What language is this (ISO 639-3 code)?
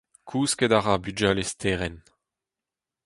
bre